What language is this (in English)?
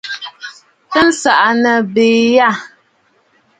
Bafut